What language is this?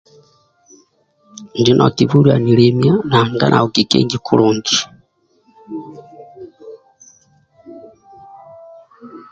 Amba (Uganda)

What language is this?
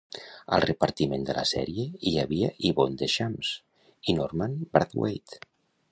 Catalan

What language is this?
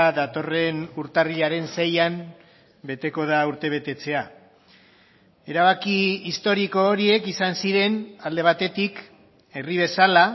Basque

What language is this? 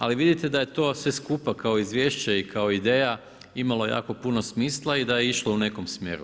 Croatian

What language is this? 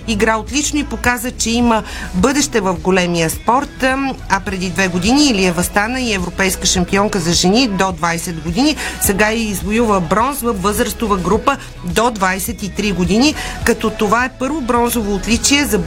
Bulgarian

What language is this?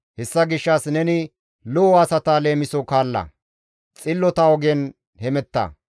Gamo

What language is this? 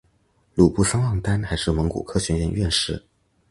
Chinese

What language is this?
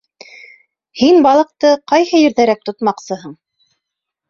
Bashkir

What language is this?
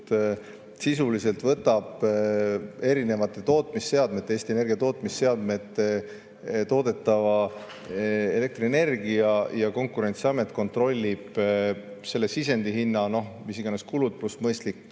Estonian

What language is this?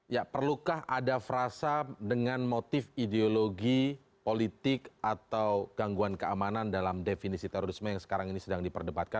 Indonesian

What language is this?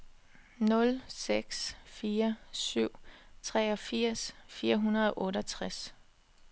Danish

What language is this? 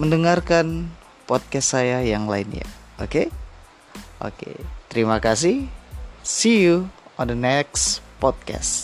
Indonesian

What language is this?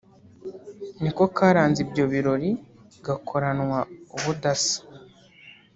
Kinyarwanda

